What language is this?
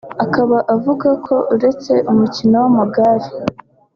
Kinyarwanda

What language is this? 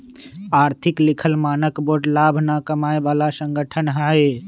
Magahi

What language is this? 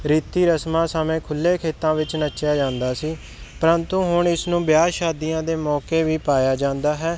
Punjabi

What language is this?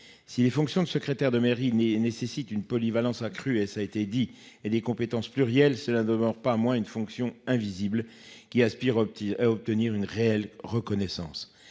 French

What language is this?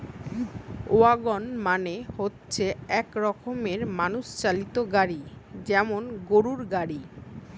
Bangla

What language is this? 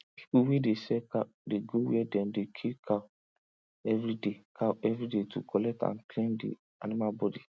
Nigerian Pidgin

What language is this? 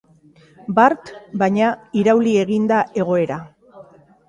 Basque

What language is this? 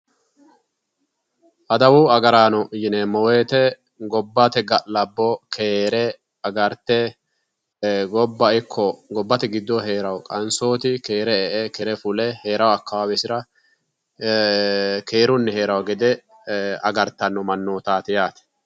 Sidamo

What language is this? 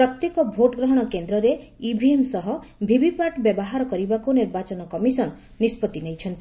Odia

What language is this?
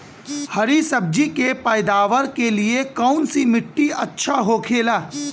Bhojpuri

